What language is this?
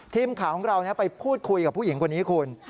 Thai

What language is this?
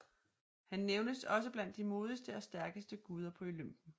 Danish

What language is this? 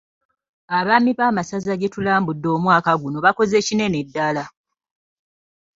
Ganda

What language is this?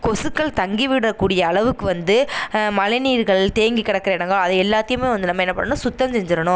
Tamil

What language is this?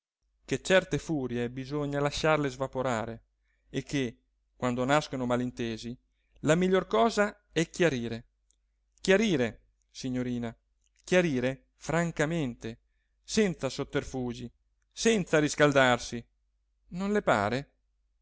Italian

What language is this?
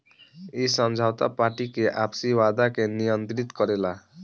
Bhojpuri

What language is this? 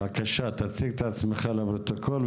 Hebrew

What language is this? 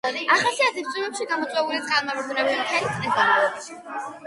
Georgian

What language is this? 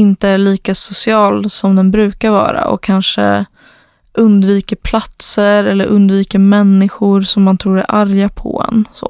Swedish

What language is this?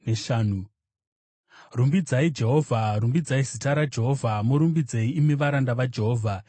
Shona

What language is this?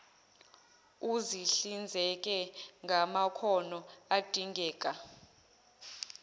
Zulu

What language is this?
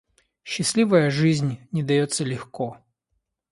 Russian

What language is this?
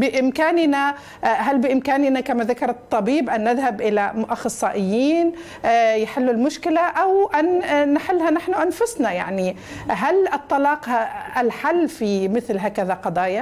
Arabic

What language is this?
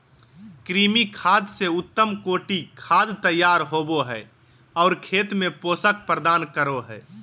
Magahi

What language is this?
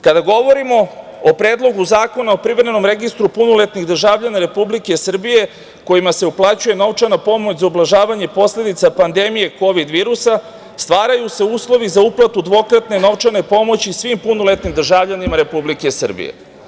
Serbian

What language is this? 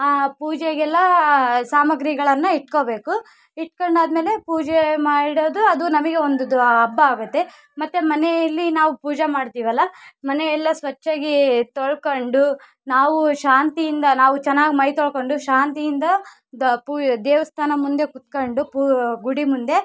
Kannada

